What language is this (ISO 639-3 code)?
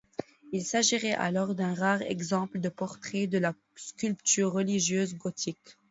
fra